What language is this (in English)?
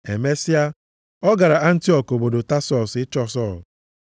Igbo